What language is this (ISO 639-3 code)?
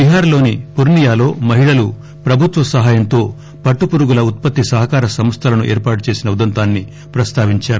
tel